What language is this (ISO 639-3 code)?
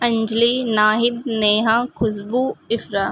urd